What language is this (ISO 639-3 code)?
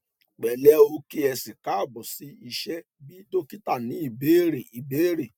yor